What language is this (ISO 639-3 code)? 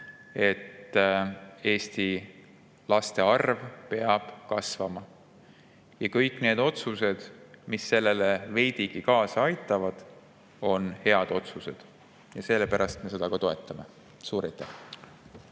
est